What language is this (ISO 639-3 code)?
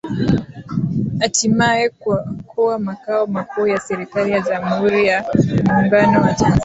swa